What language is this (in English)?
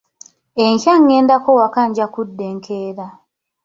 Ganda